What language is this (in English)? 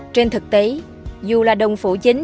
Vietnamese